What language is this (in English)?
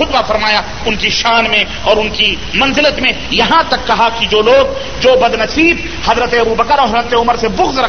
Urdu